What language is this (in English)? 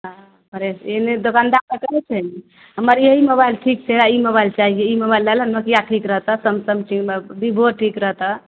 Maithili